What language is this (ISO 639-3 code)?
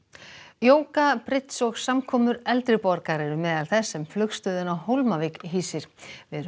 isl